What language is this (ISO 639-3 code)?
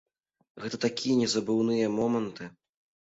bel